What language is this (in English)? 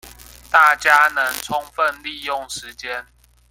Chinese